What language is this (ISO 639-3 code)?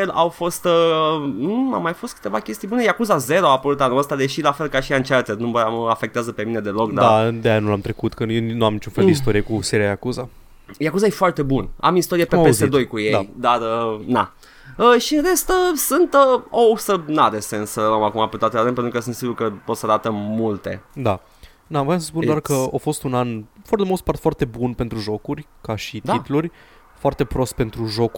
ron